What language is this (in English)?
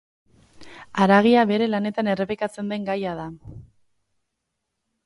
Basque